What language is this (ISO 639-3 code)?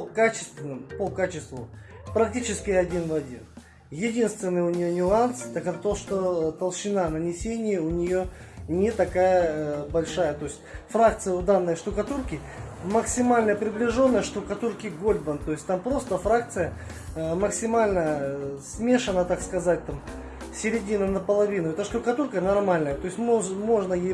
rus